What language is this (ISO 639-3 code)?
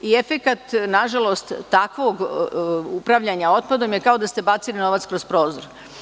srp